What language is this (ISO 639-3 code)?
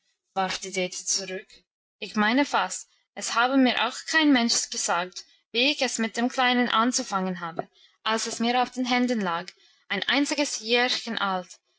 deu